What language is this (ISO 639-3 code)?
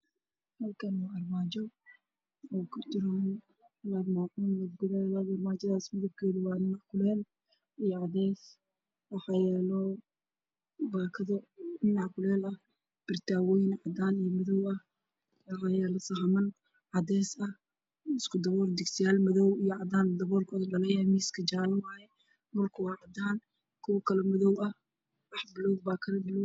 som